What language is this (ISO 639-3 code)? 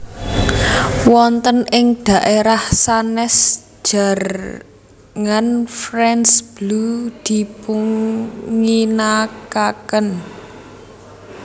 jav